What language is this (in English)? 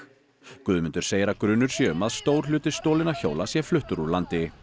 Icelandic